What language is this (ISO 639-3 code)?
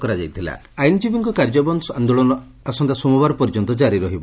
ori